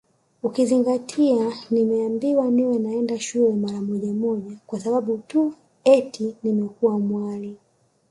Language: Swahili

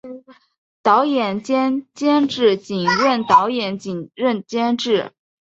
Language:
Chinese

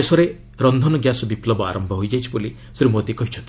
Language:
Odia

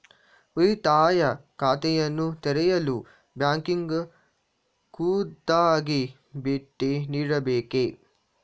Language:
Kannada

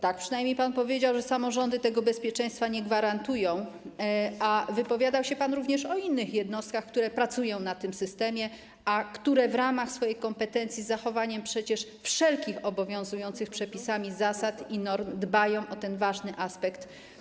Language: Polish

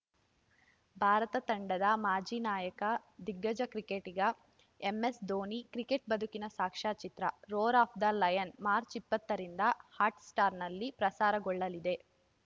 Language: Kannada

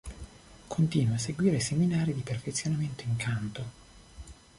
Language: Italian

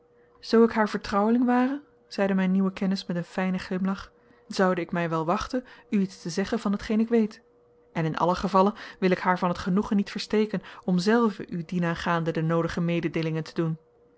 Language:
Dutch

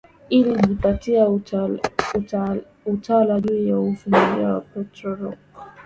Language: Swahili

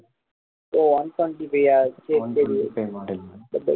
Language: Tamil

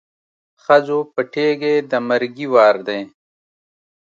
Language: Pashto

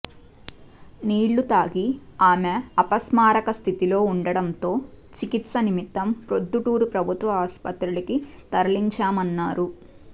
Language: Telugu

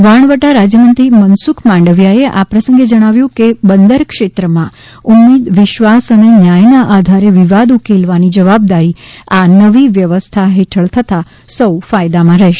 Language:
Gujarati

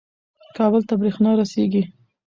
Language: Pashto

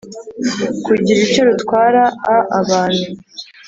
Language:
Kinyarwanda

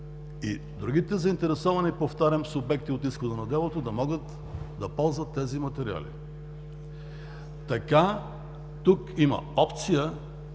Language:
Bulgarian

